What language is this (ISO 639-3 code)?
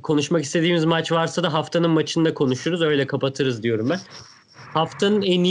tur